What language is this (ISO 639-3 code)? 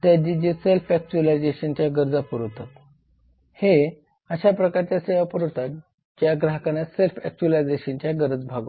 mar